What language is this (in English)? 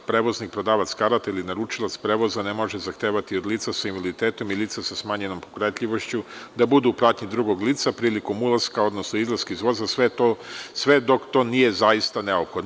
Serbian